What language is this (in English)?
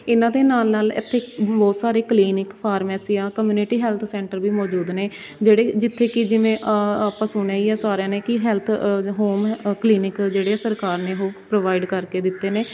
Punjabi